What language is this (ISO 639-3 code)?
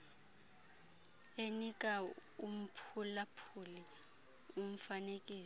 xho